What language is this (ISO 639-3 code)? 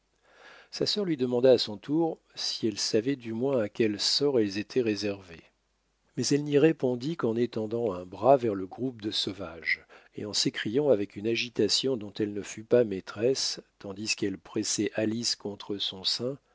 fra